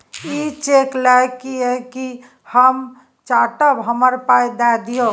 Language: Maithili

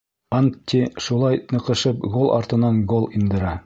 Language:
Bashkir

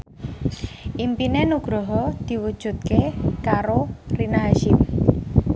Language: Javanese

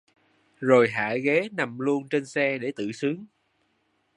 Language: Vietnamese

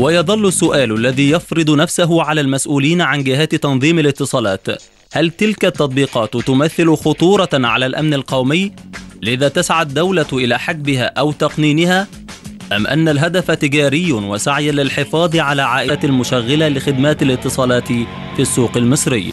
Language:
Arabic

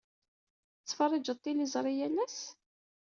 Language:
Kabyle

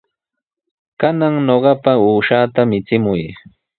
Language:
Sihuas Ancash Quechua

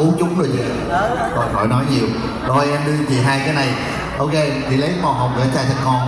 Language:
Vietnamese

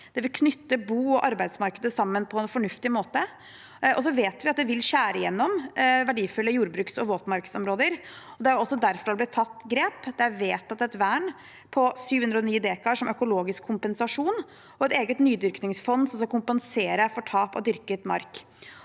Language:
Norwegian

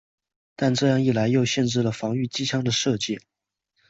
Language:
Chinese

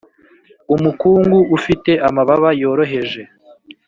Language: Kinyarwanda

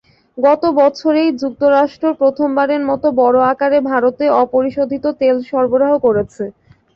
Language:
Bangla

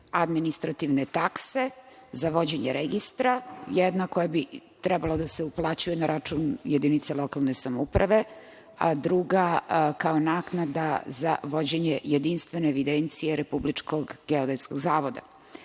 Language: Serbian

